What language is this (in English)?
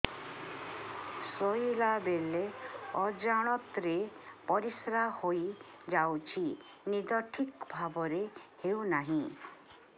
Odia